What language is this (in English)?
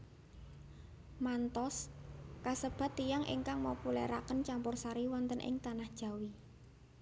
Javanese